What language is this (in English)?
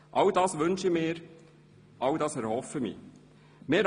Swiss German